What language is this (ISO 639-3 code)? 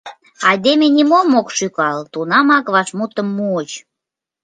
chm